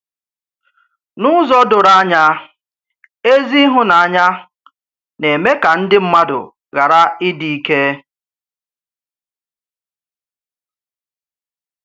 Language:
Igbo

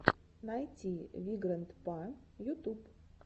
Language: Russian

